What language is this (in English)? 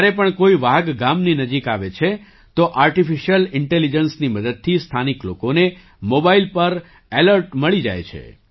Gujarati